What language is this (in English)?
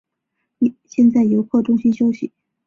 Chinese